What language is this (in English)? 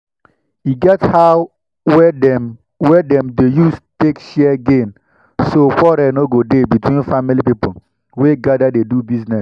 Nigerian Pidgin